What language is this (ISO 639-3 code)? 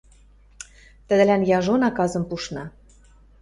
mrj